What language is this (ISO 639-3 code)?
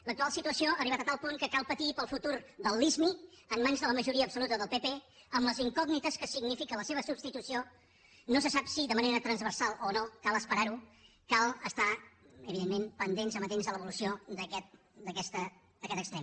cat